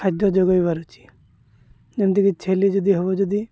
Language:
Odia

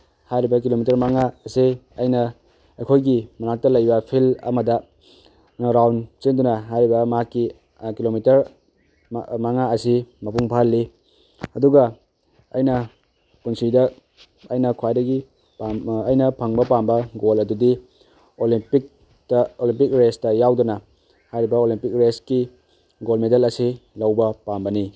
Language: Manipuri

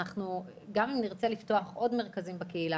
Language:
Hebrew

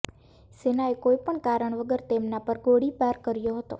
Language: Gujarati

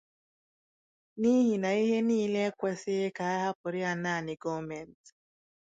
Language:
Igbo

